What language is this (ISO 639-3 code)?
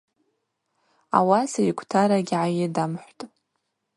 abq